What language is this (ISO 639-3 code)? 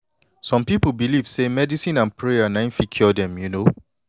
pcm